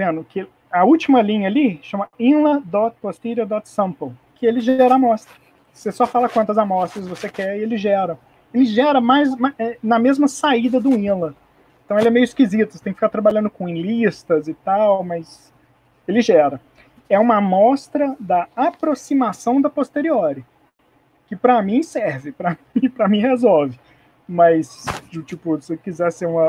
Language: Portuguese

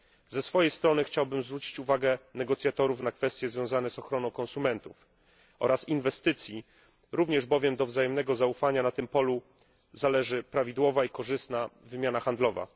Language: Polish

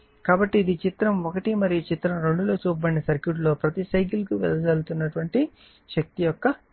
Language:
Telugu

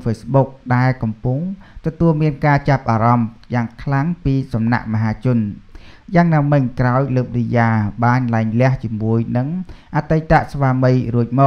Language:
Thai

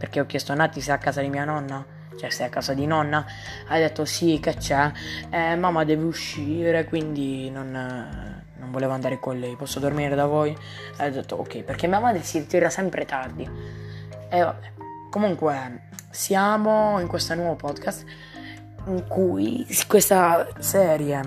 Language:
Italian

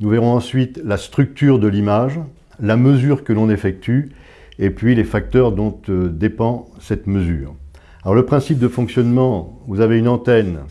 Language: French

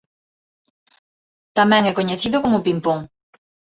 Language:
Galician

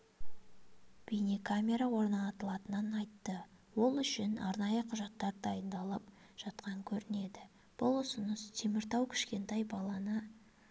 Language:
Kazakh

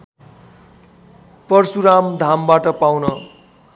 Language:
Nepali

